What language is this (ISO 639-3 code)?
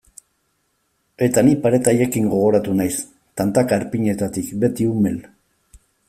eus